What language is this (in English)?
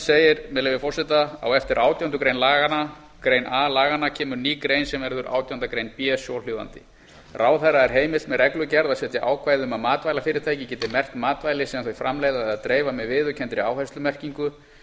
Icelandic